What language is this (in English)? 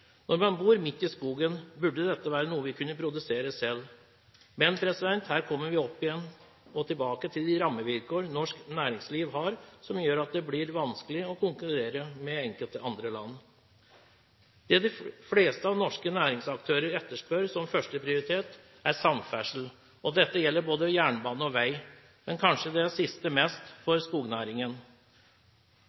Norwegian Bokmål